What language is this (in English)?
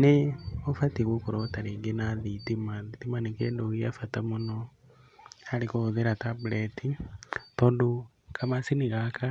Kikuyu